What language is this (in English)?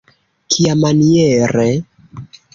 Esperanto